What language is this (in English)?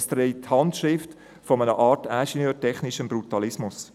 Swiss German